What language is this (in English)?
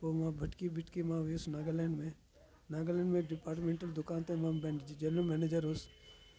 Sindhi